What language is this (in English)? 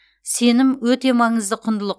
Kazakh